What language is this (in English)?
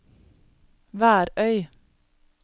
Norwegian